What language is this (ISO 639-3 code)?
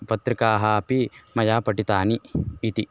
san